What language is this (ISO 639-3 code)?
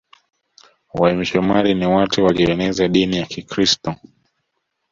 swa